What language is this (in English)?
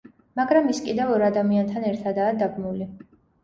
Georgian